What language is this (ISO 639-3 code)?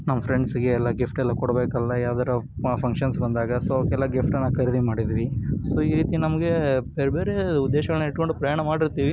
kan